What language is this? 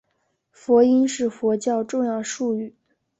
Chinese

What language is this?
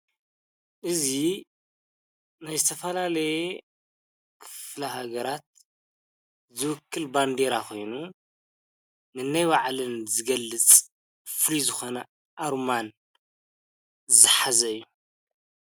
Tigrinya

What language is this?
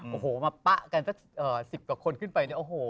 Thai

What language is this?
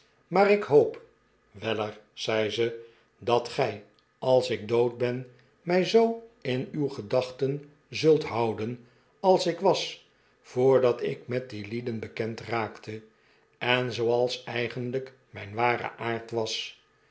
Dutch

